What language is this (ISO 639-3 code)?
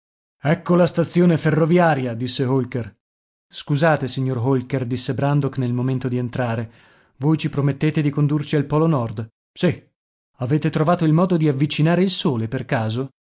ita